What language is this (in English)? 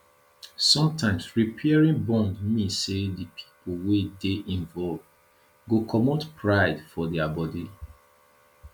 Nigerian Pidgin